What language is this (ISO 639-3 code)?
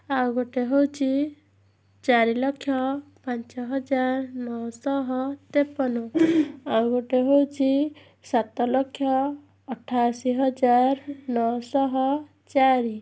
ori